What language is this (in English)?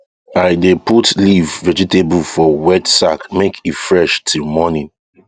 Nigerian Pidgin